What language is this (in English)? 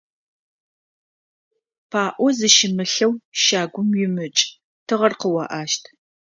Adyghe